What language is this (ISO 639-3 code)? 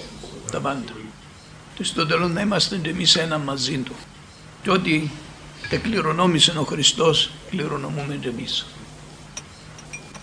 ell